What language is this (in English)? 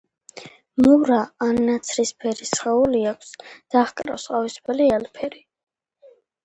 Georgian